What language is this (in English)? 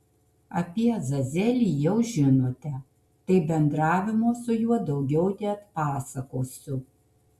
Lithuanian